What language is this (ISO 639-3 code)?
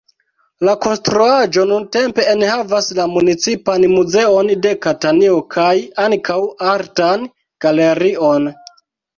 epo